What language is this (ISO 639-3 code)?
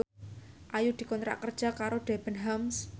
jav